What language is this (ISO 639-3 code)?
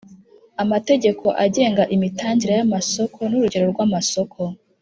kin